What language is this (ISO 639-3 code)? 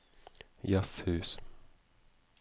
nor